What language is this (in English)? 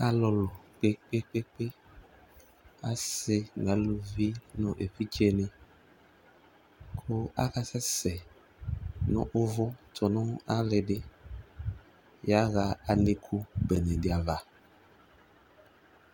Ikposo